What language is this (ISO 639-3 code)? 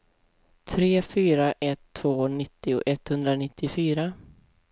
swe